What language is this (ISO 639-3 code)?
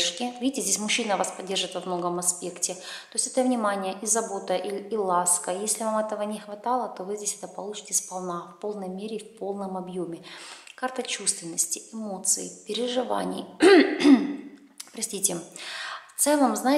rus